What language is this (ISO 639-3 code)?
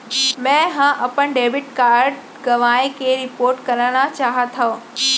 hne